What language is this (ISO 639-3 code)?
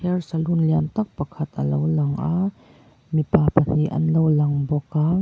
lus